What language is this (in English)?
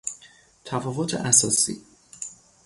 Persian